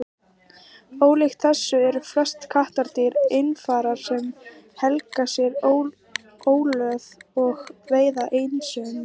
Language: Icelandic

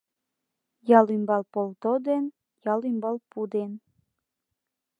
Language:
Mari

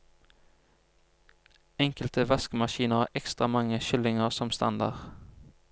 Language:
Norwegian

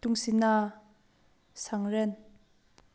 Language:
Manipuri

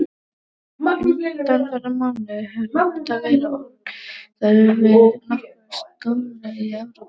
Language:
Icelandic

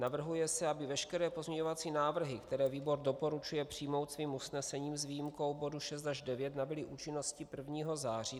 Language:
Czech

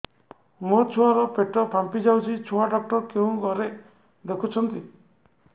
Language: Odia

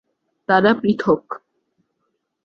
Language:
Bangla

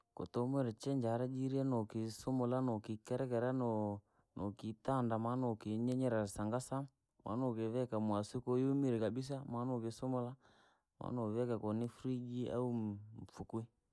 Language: Langi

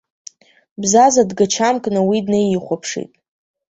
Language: Abkhazian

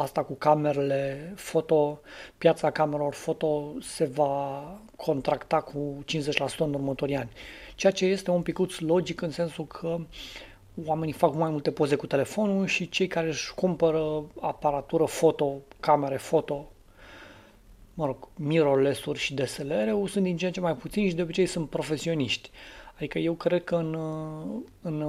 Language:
Romanian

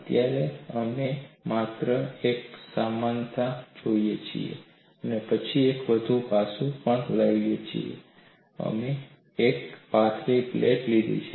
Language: Gujarati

